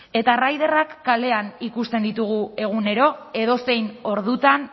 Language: Basque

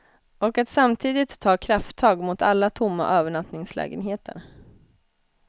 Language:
Swedish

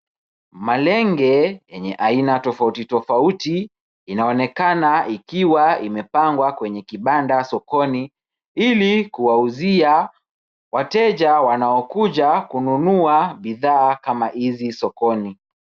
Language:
Swahili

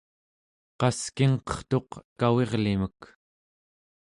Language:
Central Yupik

